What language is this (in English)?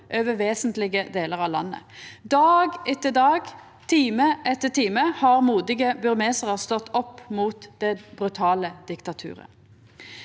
Norwegian